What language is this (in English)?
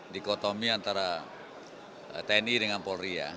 Indonesian